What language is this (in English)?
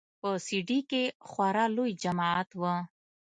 Pashto